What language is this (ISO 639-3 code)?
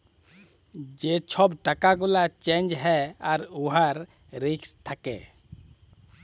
ben